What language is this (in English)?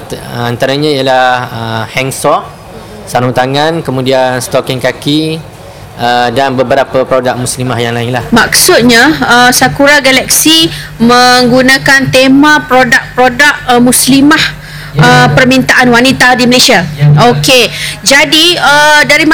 Malay